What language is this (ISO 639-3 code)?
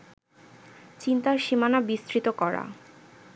ben